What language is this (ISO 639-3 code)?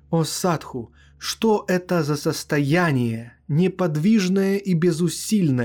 rus